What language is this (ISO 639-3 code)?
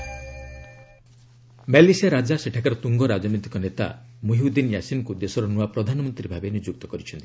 ori